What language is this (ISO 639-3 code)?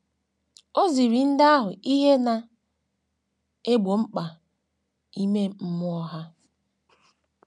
ibo